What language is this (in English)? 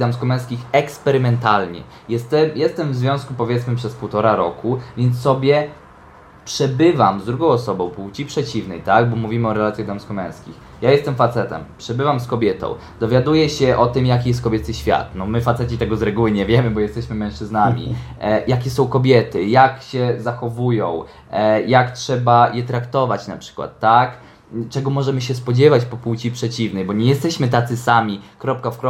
Polish